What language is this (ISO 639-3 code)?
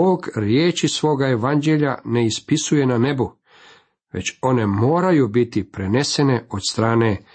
hrv